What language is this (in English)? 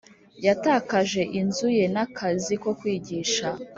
Kinyarwanda